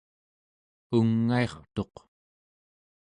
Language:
Central Yupik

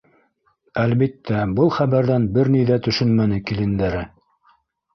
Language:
Bashkir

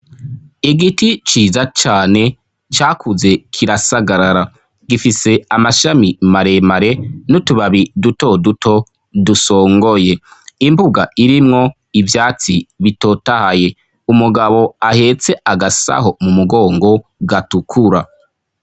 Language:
Rundi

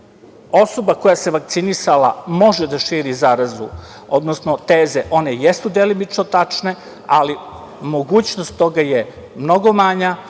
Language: Serbian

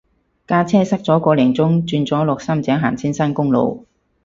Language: Cantonese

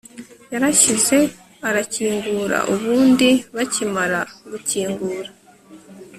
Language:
Kinyarwanda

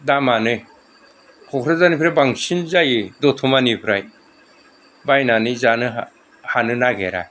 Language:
Bodo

